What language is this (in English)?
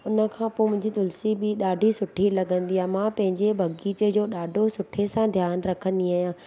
Sindhi